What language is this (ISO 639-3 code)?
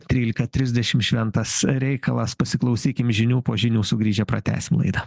lit